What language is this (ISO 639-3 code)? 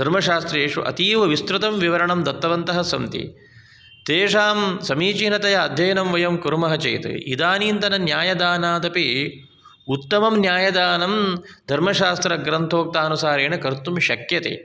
san